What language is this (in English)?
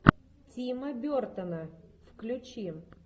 Russian